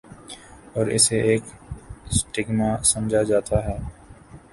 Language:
Urdu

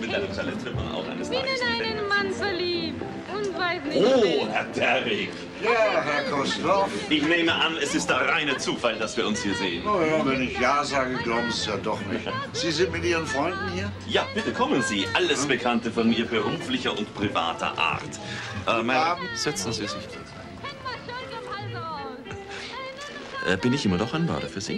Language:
German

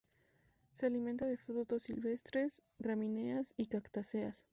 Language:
Spanish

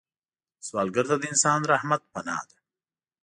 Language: Pashto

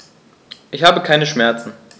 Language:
German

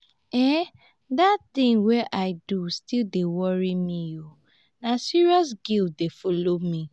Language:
Nigerian Pidgin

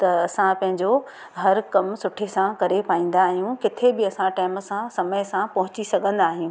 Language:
Sindhi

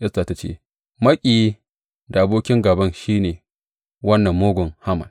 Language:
Hausa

